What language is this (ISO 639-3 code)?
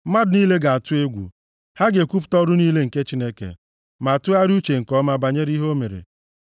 ibo